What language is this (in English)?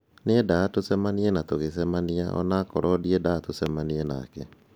Kikuyu